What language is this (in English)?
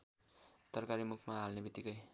Nepali